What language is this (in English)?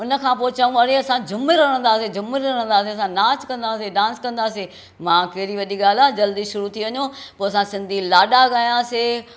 Sindhi